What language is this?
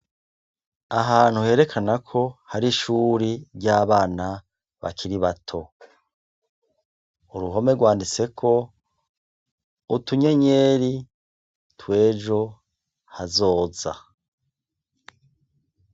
Rundi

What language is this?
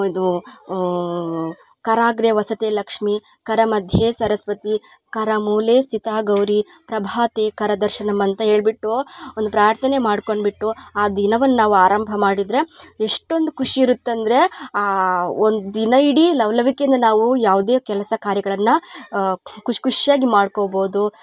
Kannada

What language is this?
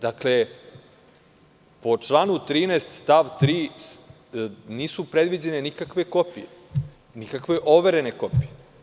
Serbian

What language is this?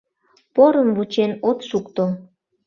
Mari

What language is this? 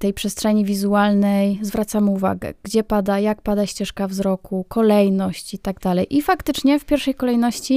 Polish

